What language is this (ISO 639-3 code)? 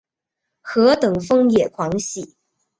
zho